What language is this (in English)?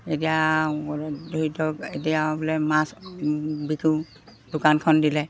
Assamese